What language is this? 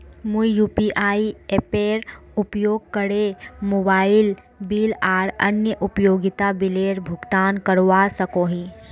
Magahi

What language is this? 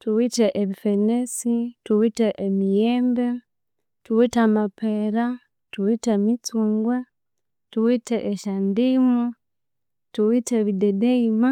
Konzo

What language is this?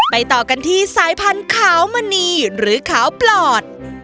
Thai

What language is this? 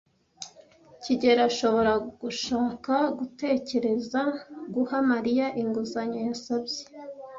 Kinyarwanda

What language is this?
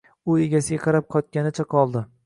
Uzbek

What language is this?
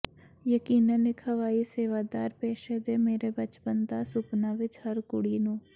Punjabi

